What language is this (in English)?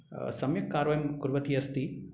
Sanskrit